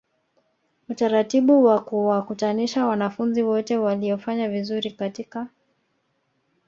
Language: Swahili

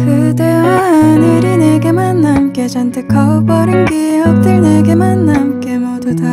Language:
Korean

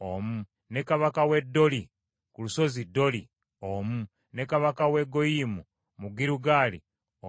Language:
Ganda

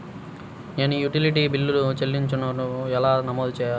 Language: Telugu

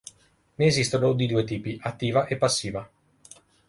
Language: Italian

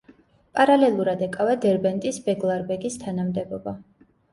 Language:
Georgian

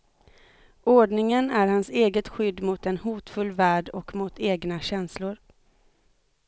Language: Swedish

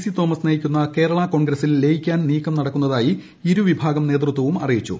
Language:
Malayalam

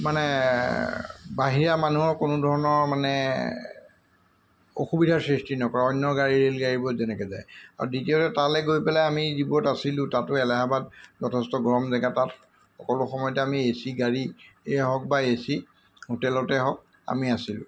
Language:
Assamese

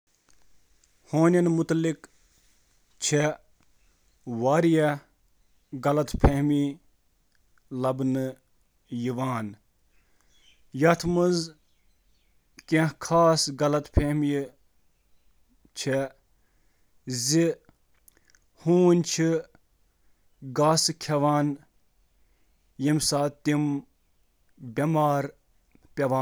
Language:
Kashmiri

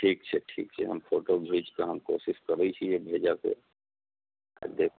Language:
Maithili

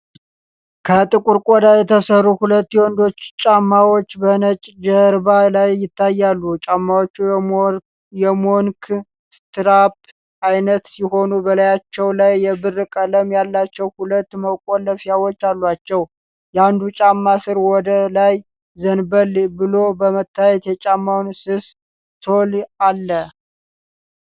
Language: Amharic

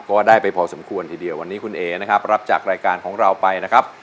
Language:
Thai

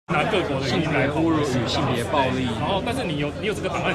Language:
Chinese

